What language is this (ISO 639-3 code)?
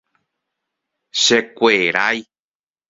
grn